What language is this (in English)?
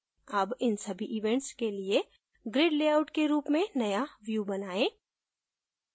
Hindi